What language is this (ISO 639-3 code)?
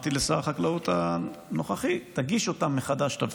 heb